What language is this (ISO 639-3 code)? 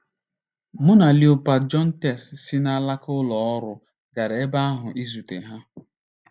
ibo